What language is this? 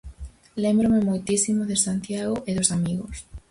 Galician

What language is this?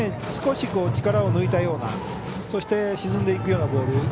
Japanese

